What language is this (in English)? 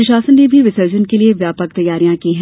Hindi